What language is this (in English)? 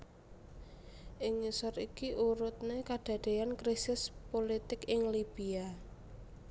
Javanese